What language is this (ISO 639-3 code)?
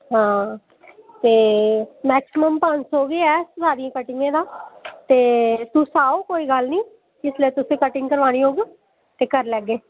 doi